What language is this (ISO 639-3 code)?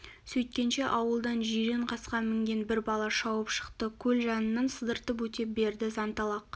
kaz